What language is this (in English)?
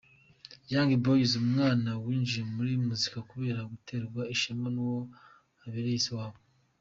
Kinyarwanda